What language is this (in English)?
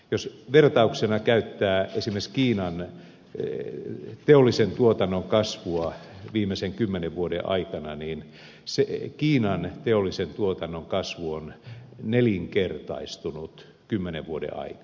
Finnish